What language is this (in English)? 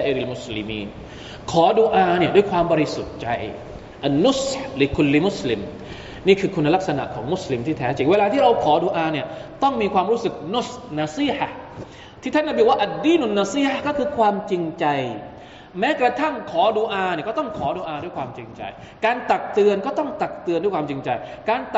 Thai